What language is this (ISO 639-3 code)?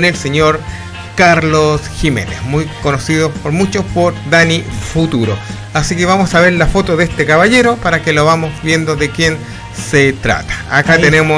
spa